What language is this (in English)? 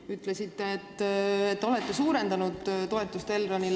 Estonian